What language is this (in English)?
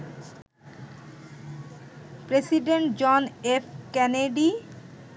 Bangla